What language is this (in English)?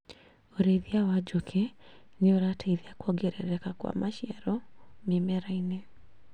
Kikuyu